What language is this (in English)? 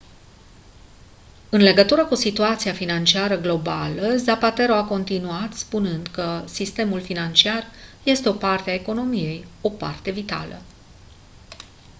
Romanian